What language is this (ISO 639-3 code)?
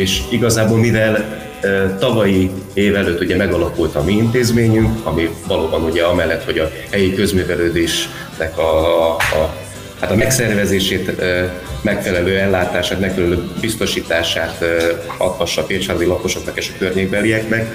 hun